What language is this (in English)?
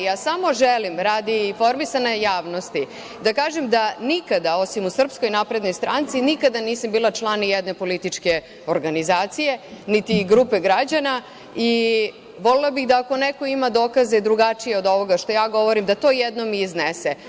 Serbian